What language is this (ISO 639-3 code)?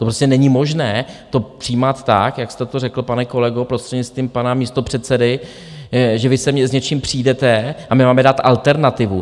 ces